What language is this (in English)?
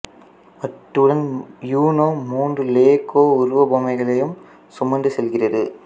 Tamil